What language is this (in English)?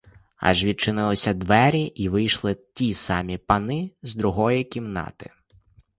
Ukrainian